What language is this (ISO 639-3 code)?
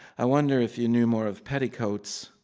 eng